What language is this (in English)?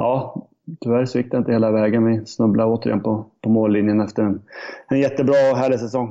Swedish